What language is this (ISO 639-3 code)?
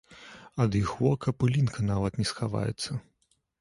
bel